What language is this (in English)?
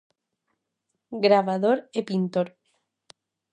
Galician